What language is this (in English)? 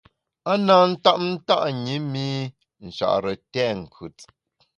Bamun